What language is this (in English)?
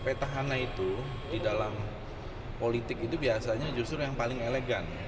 Indonesian